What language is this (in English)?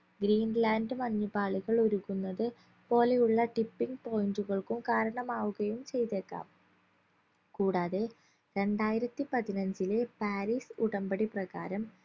Malayalam